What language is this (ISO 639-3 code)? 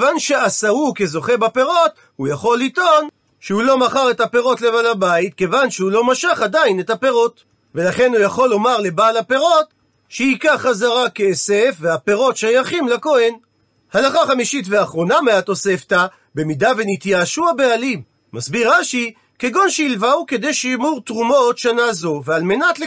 heb